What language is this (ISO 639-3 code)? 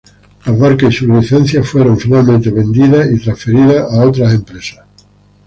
spa